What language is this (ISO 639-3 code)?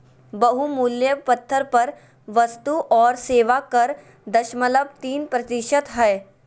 mag